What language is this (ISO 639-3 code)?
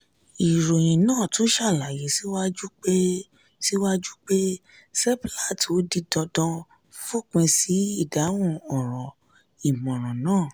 yor